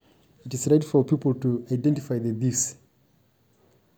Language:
Masai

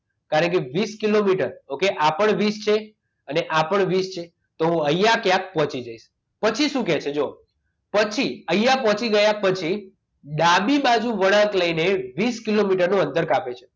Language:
Gujarati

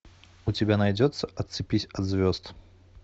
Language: Russian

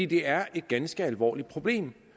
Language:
Danish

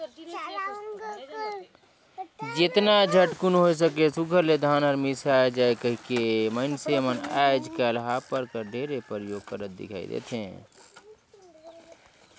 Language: Chhattisgarhi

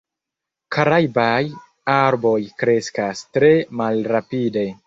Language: Esperanto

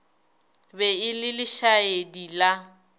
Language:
Northern Sotho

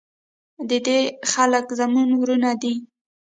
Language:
Pashto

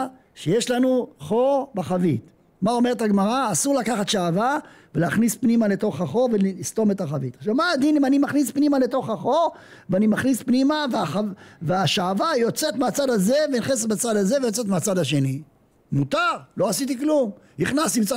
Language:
Hebrew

